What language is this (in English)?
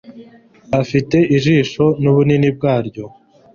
Kinyarwanda